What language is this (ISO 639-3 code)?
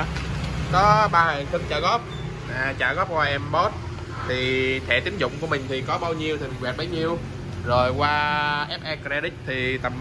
vie